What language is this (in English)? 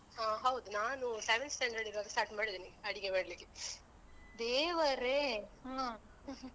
Kannada